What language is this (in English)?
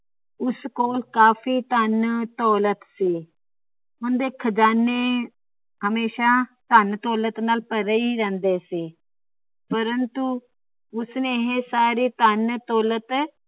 Punjabi